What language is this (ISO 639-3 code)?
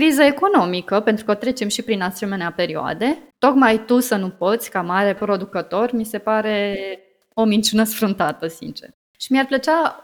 ron